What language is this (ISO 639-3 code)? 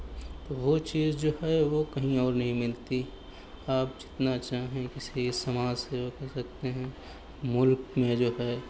urd